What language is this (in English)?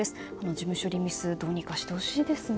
Japanese